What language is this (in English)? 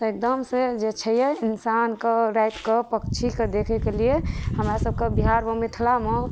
Maithili